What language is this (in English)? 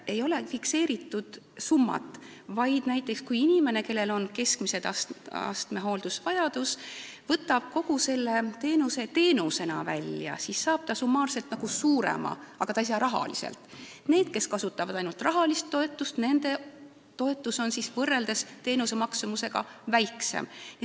Estonian